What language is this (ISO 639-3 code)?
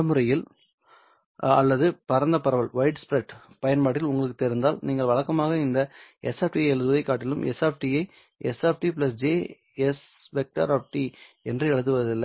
tam